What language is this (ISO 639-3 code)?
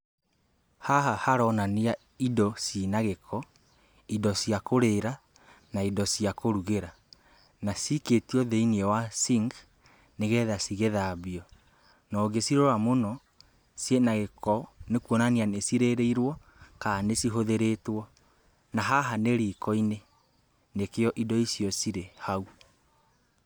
kik